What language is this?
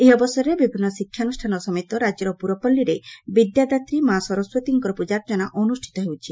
Odia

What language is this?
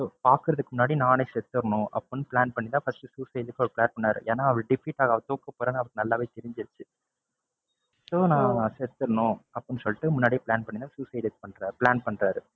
Tamil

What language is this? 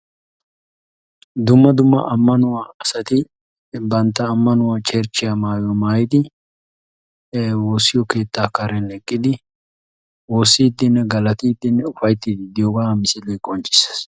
Wolaytta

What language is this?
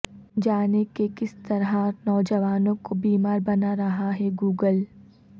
Urdu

